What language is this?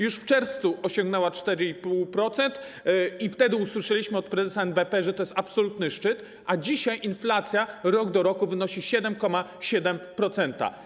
Polish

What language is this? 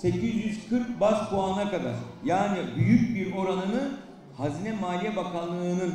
Turkish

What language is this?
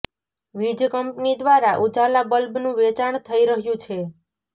Gujarati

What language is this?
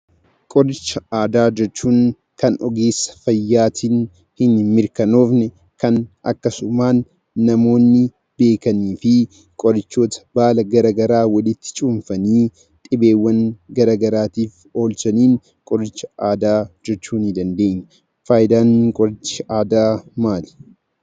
Oromo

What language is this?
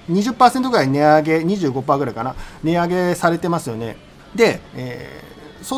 Japanese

